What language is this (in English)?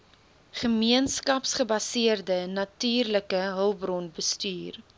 Afrikaans